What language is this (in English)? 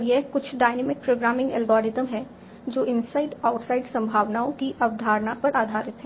Hindi